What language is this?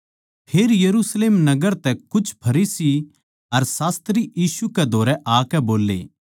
Haryanvi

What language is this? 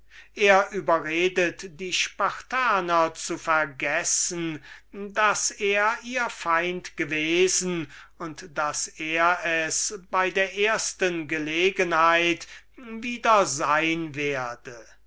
German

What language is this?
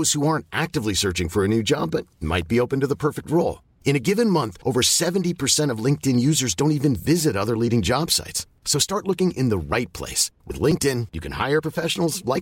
Filipino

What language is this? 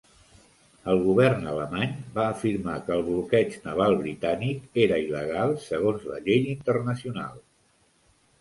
Catalan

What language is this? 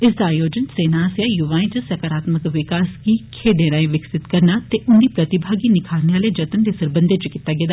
Dogri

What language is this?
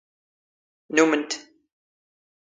Standard Moroccan Tamazight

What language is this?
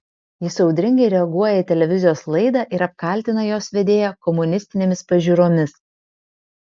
Lithuanian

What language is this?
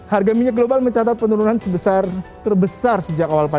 Indonesian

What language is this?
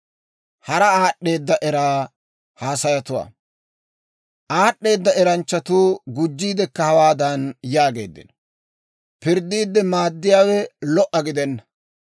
Dawro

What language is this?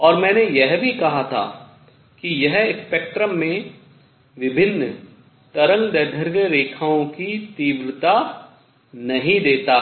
Hindi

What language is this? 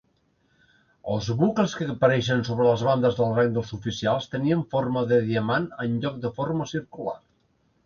Catalan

